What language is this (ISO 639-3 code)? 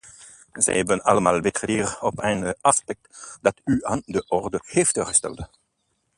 nld